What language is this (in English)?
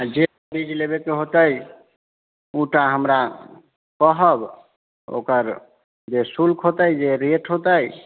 Maithili